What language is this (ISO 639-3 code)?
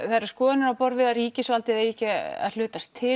isl